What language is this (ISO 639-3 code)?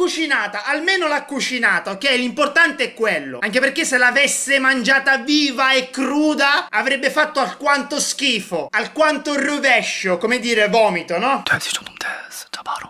ita